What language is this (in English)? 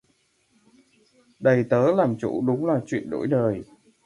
Vietnamese